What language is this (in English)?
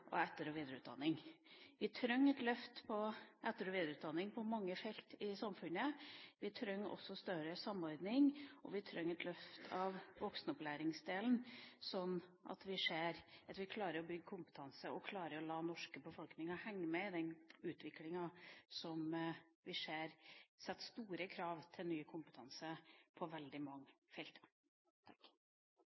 Norwegian Bokmål